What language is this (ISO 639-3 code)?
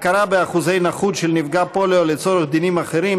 heb